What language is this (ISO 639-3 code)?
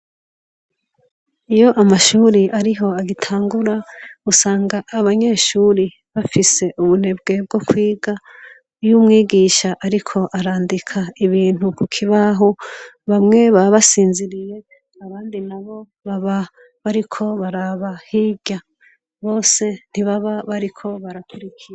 run